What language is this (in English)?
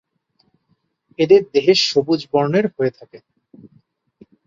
Bangla